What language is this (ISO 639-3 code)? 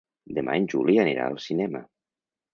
cat